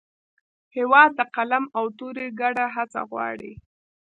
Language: Pashto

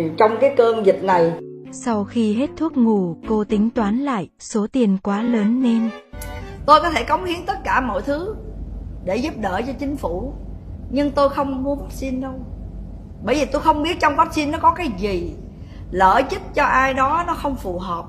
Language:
Vietnamese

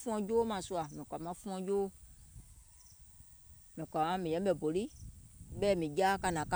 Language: Gola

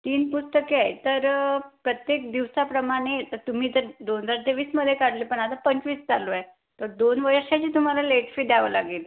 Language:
Marathi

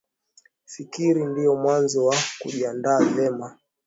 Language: Swahili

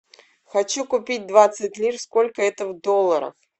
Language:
Russian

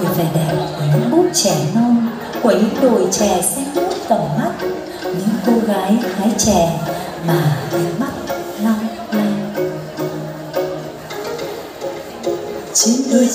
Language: Vietnamese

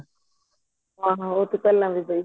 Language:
Punjabi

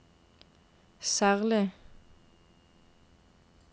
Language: Norwegian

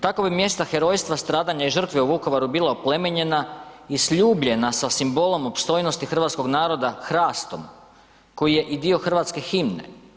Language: Croatian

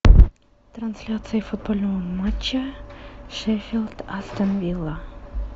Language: Russian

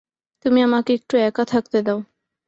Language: Bangla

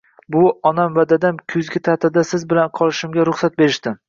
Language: Uzbek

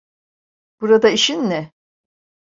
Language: Turkish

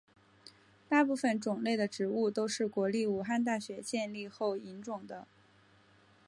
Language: Chinese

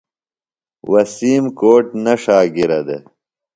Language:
Phalura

